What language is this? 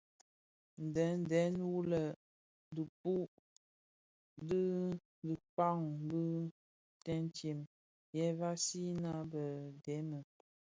Bafia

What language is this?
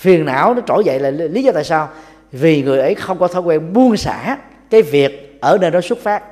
Vietnamese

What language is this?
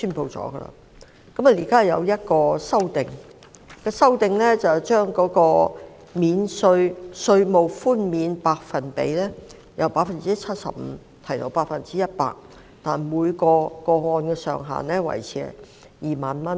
Cantonese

